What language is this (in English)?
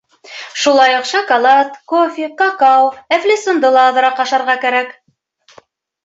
Bashkir